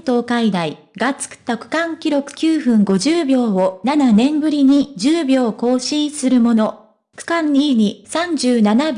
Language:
Japanese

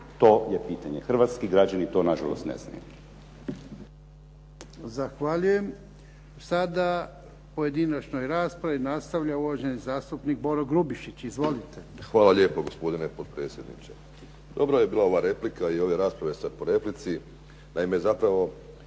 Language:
Croatian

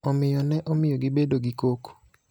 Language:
Luo (Kenya and Tanzania)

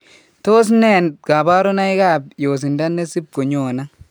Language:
Kalenjin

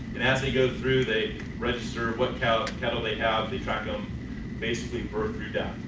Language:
English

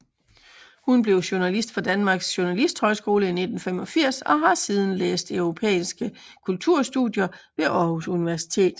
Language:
Danish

